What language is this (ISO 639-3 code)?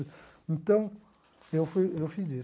por